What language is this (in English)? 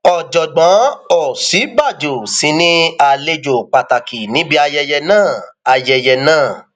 Yoruba